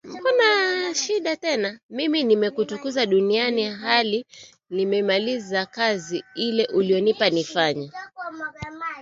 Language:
Swahili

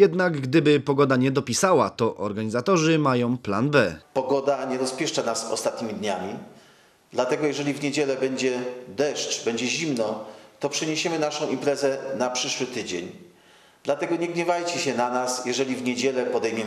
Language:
Polish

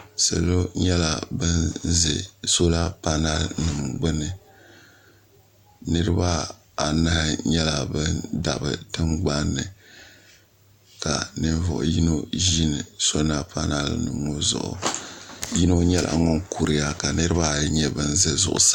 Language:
Dagbani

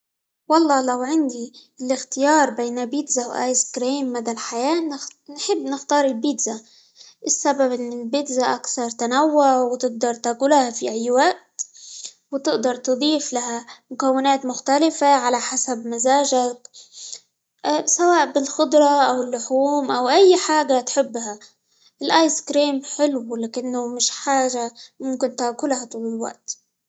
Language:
Libyan Arabic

